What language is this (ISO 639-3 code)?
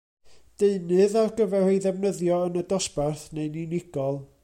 cym